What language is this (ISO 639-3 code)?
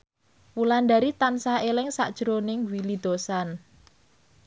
jav